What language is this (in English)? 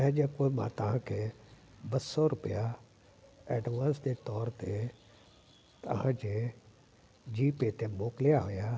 Sindhi